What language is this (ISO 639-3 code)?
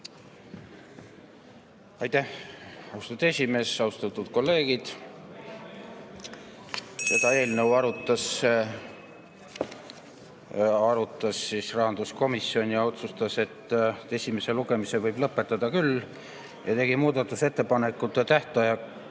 est